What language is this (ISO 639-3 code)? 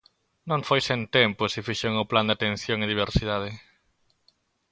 glg